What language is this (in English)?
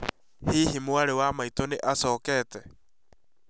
Kikuyu